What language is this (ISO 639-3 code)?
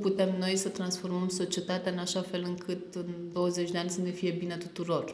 ron